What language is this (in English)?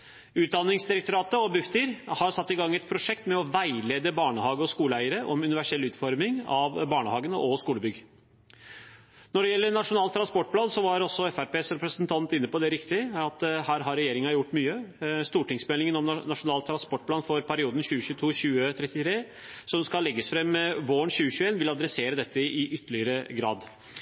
Norwegian Bokmål